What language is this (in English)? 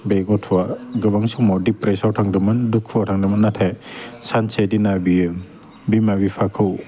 Bodo